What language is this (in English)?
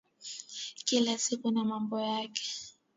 Swahili